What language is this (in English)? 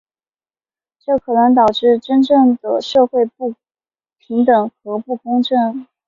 Chinese